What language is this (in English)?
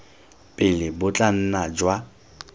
Tswana